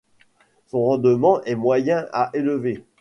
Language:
French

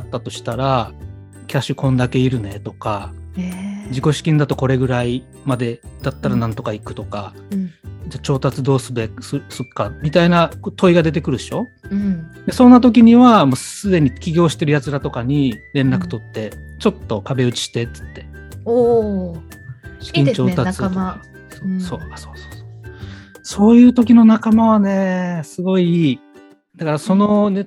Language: Japanese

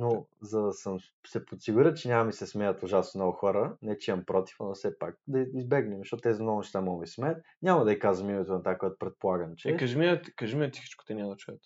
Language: Bulgarian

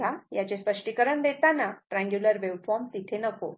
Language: Marathi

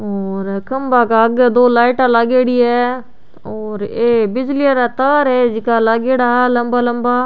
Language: Rajasthani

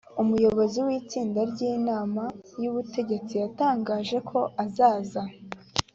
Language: Kinyarwanda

